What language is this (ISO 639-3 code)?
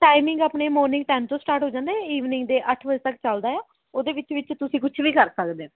pan